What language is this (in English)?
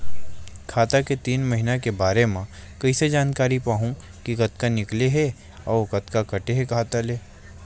Chhattisgarhi